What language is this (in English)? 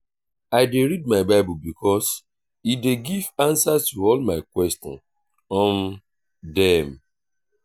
Nigerian Pidgin